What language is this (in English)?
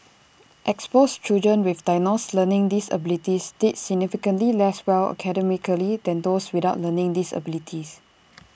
English